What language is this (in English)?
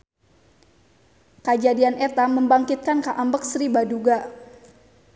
Sundanese